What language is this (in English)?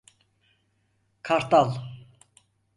Turkish